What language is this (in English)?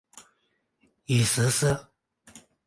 Chinese